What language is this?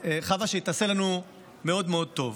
Hebrew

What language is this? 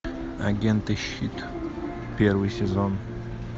Russian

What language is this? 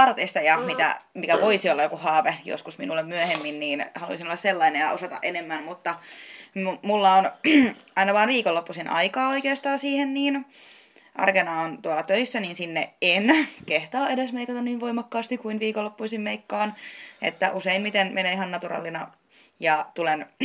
Finnish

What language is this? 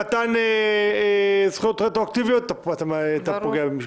Hebrew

